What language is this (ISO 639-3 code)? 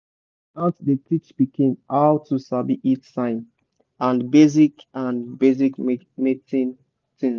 pcm